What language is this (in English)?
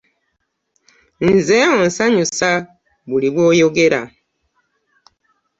Ganda